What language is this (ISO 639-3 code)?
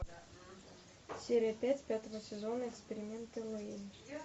rus